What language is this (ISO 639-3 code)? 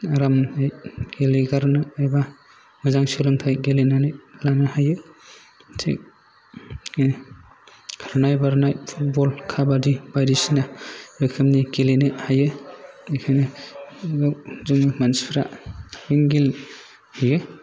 brx